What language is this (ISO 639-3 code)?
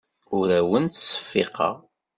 kab